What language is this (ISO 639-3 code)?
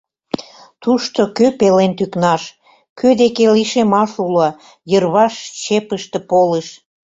chm